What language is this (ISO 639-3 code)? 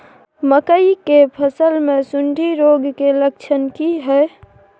mai